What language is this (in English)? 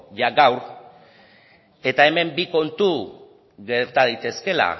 Basque